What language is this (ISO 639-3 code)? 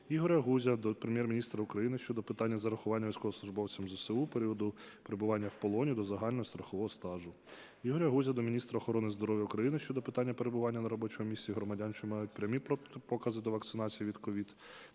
ukr